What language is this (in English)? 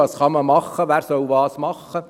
Swiss German